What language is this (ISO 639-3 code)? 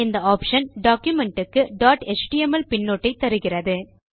tam